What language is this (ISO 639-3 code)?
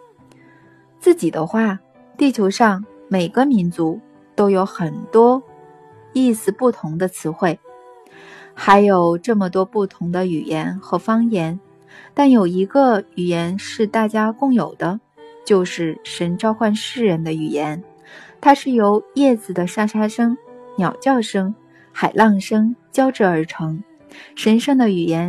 zho